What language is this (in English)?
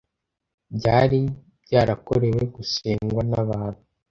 Kinyarwanda